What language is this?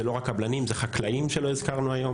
Hebrew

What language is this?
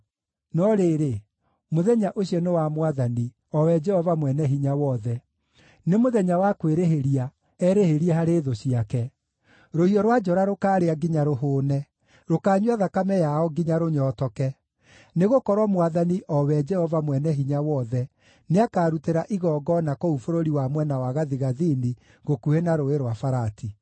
Kikuyu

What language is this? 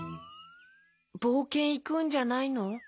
Japanese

